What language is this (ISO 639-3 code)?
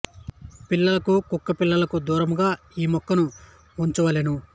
tel